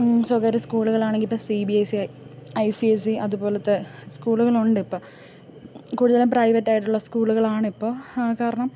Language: Malayalam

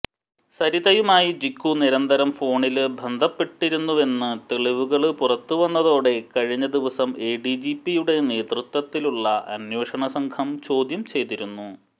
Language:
Malayalam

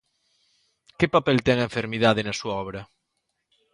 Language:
Galician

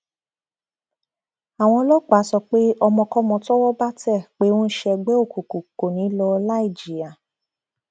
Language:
Yoruba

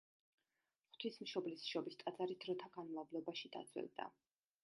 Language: Georgian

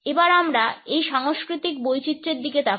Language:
Bangla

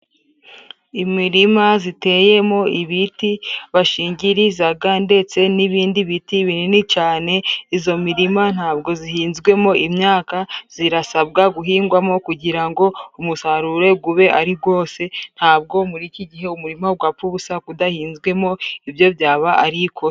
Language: Kinyarwanda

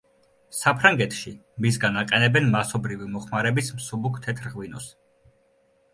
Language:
Georgian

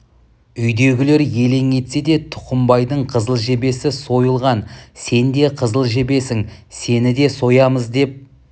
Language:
Kazakh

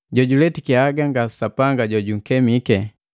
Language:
Matengo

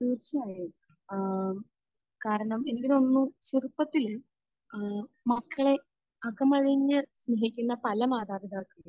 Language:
Malayalam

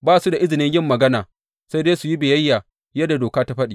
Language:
Hausa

